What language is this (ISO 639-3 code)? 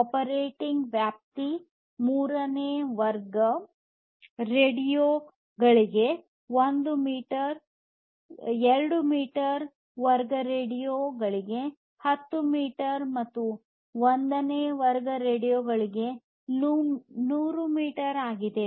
kan